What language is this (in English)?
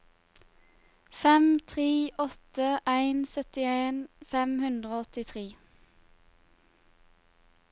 Norwegian